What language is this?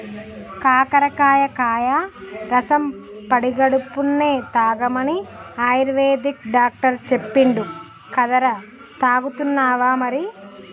Telugu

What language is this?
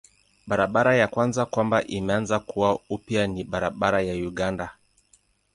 Swahili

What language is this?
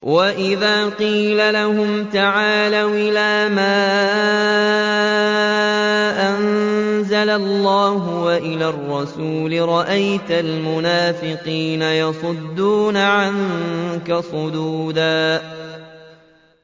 Arabic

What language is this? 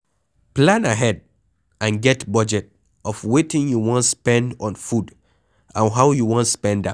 Nigerian Pidgin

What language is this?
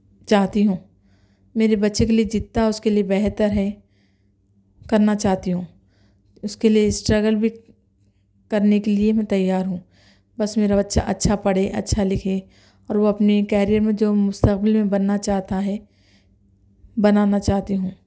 Urdu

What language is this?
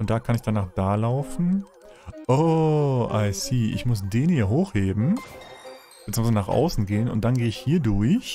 German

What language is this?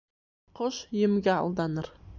Bashkir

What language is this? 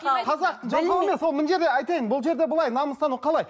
Kazakh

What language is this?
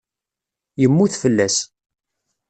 Kabyle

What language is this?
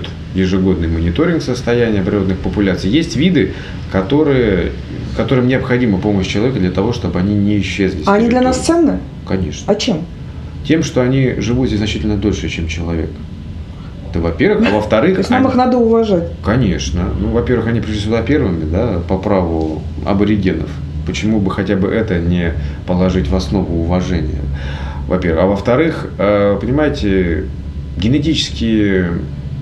Russian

